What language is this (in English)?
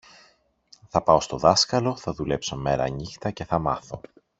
Greek